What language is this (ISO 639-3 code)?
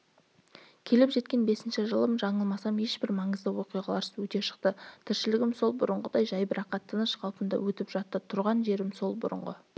kaz